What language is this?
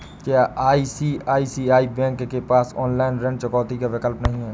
Hindi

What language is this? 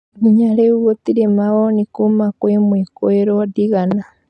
Kikuyu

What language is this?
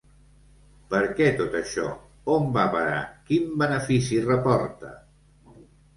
Catalan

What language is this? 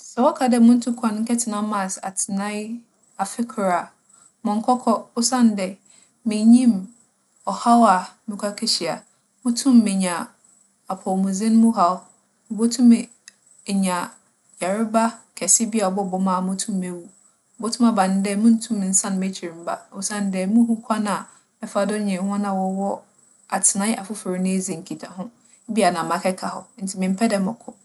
Akan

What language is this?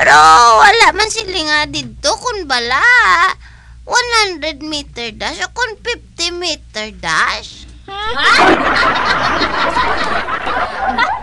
Filipino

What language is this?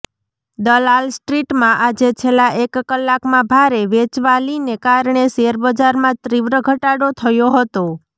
Gujarati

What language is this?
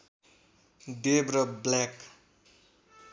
Nepali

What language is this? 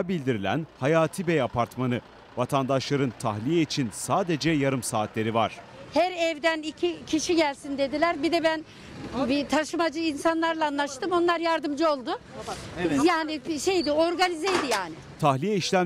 Turkish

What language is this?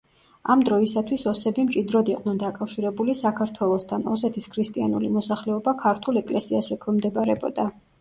Georgian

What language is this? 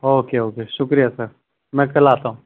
Urdu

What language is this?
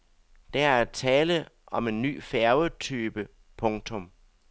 Danish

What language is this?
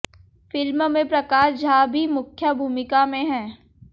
Hindi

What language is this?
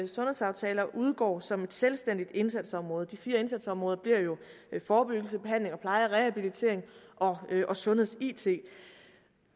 Danish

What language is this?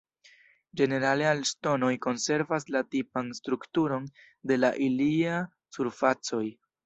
Esperanto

